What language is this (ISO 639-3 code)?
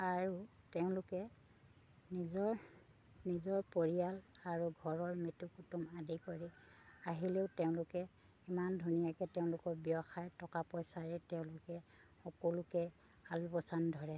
asm